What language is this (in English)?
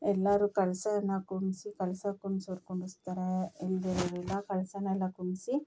Kannada